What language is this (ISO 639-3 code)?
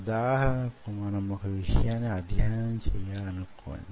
tel